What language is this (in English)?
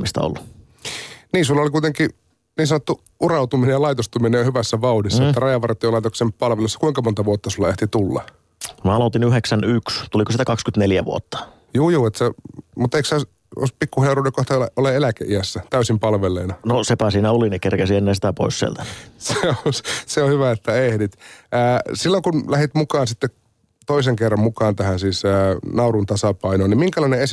Finnish